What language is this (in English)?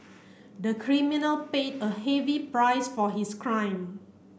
English